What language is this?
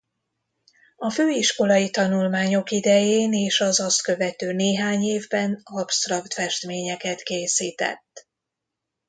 Hungarian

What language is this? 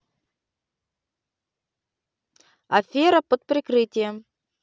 Russian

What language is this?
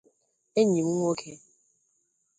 Igbo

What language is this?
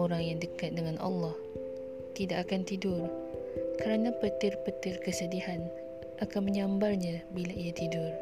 Malay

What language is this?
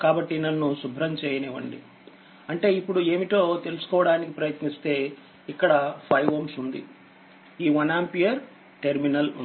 Telugu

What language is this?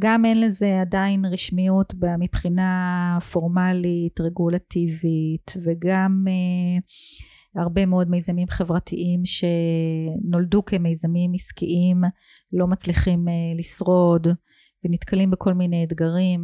Hebrew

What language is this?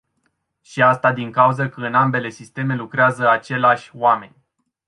Romanian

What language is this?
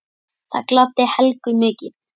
Icelandic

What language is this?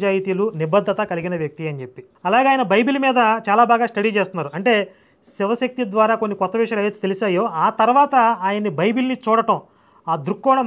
Telugu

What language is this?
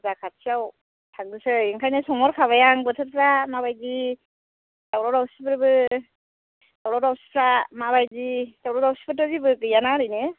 Bodo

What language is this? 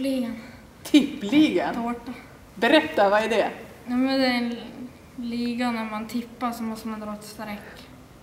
Swedish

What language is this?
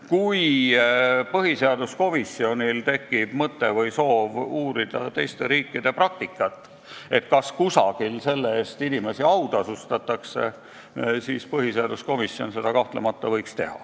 Estonian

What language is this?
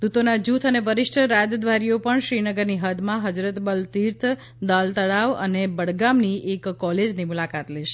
Gujarati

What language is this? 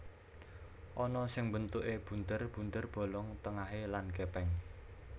Javanese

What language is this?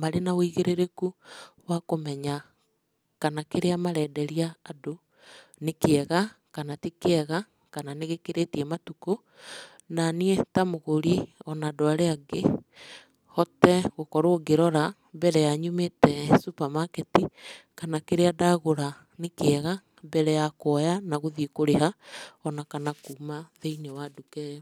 Kikuyu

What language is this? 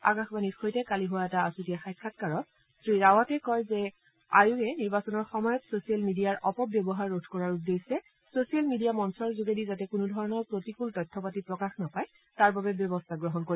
Assamese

